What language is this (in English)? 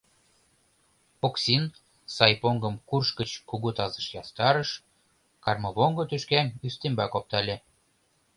Mari